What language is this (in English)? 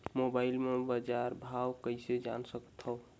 Chhattisgarhi